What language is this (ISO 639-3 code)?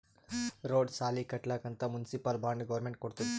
kan